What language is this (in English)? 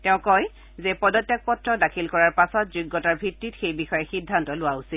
Assamese